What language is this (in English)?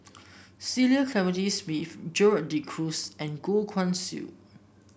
English